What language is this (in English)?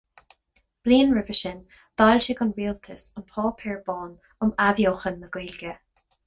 Irish